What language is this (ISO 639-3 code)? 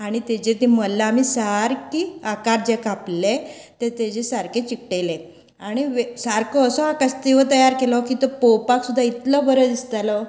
kok